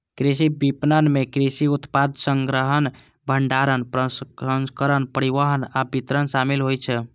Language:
Maithili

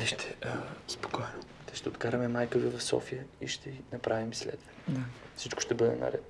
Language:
Bulgarian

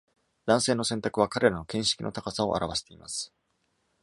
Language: Japanese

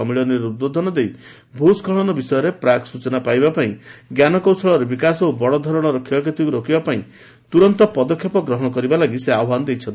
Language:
Odia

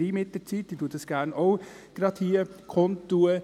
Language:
Swiss German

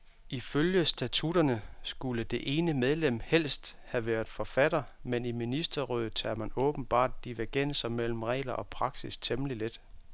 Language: Danish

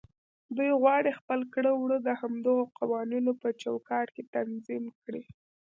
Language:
Pashto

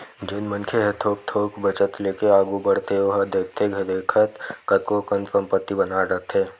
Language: Chhattisgarhi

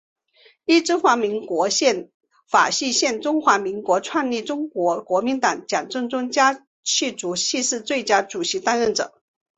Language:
Chinese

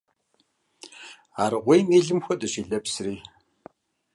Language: Kabardian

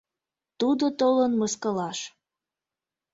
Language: Mari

